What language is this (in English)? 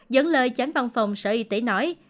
Vietnamese